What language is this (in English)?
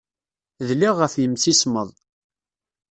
Kabyle